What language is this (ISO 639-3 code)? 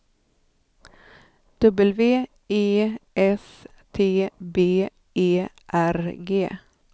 swe